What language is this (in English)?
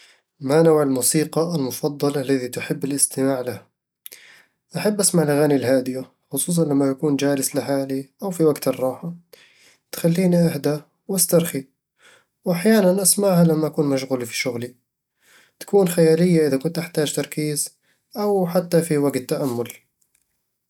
Eastern Egyptian Bedawi Arabic